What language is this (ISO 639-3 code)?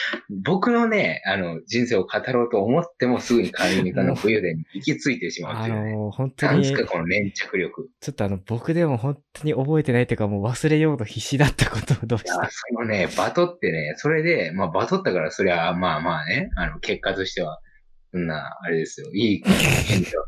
jpn